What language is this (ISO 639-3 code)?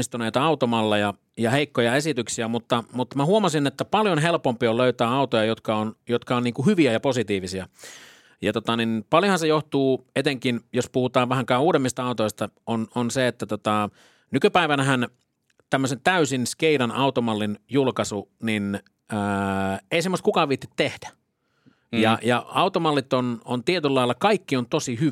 fin